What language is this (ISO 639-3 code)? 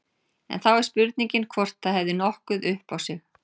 isl